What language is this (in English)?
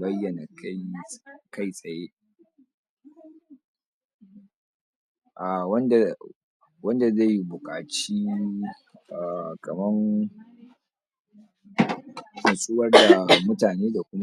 Hausa